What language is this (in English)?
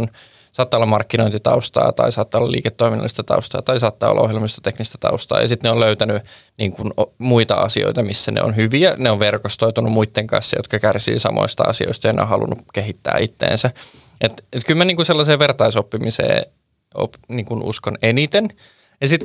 Finnish